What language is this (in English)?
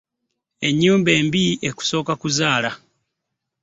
Ganda